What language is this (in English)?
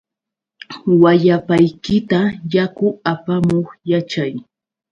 Yauyos Quechua